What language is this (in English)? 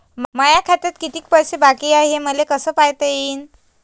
Marathi